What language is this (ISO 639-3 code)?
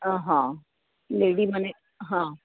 guj